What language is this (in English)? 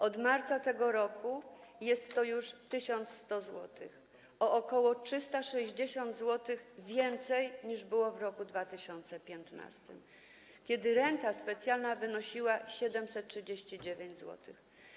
Polish